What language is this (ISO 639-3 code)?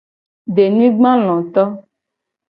gej